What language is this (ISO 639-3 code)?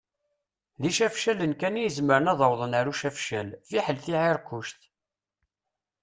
kab